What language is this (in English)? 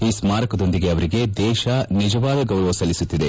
Kannada